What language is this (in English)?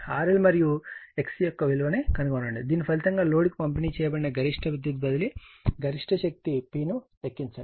Telugu